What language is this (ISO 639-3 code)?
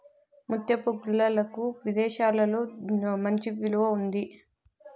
tel